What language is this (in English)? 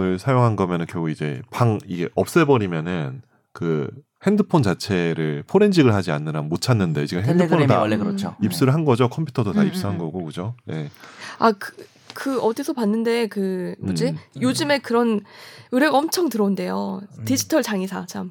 Korean